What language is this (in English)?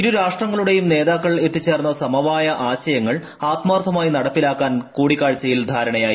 Malayalam